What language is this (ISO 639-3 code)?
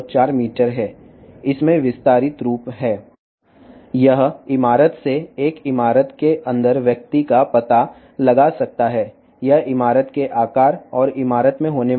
tel